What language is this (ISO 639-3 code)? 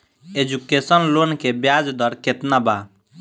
bho